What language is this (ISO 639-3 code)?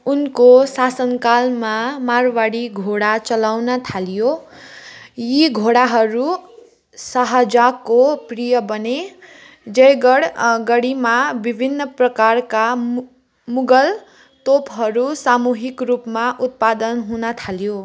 nep